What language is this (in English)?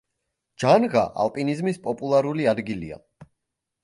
Georgian